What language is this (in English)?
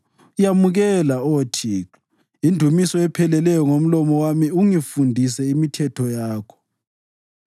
North Ndebele